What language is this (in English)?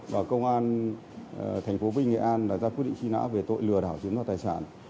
Vietnamese